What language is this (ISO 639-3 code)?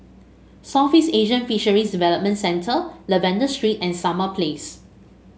eng